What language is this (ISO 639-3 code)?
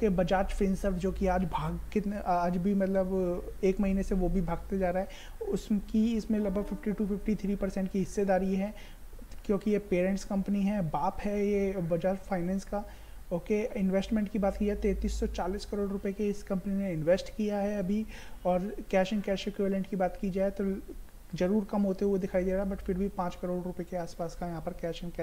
hin